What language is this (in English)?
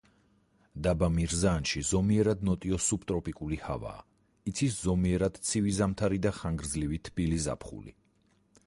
Georgian